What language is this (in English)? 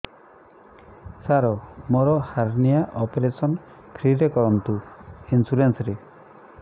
Odia